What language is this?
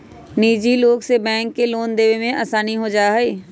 Magahi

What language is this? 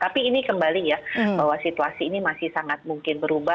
Indonesian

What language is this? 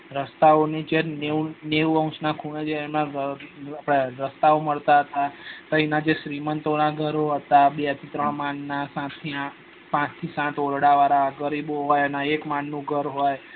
Gujarati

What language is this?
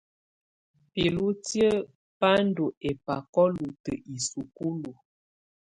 Tunen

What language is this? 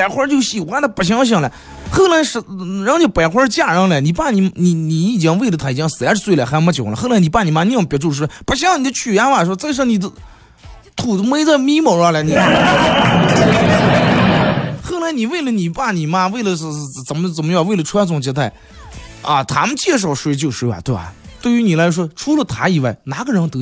Chinese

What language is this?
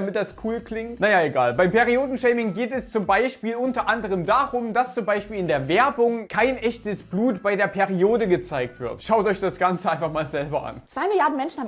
German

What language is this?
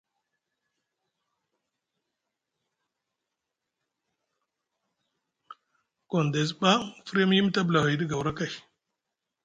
Musgu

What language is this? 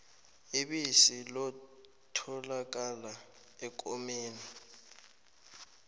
South Ndebele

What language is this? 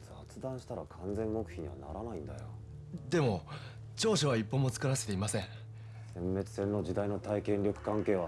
Japanese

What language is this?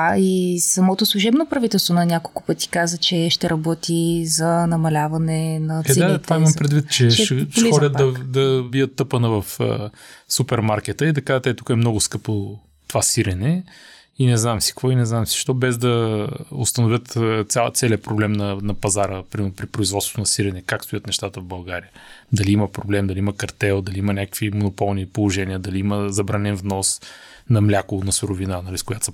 Bulgarian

